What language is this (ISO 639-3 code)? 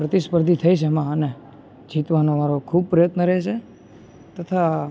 guj